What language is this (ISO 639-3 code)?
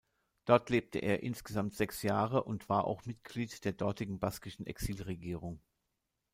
deu